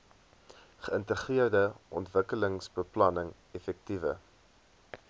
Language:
Afrikaans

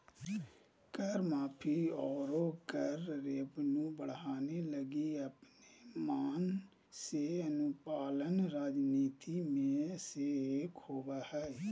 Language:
Magahi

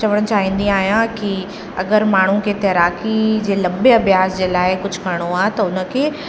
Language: Sindhi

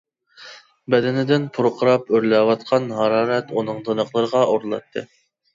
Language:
Uyghur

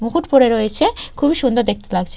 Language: Bangla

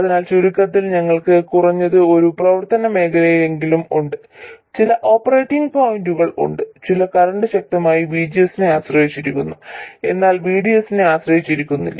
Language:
Malayalam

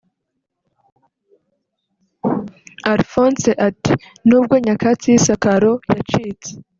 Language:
Kinyarwanda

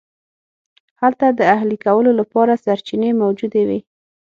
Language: Pashto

